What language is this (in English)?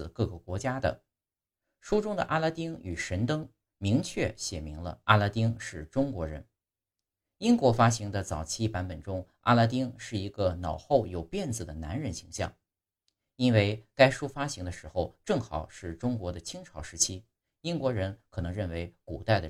Chinese